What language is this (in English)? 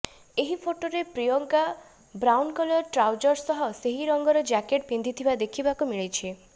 Odia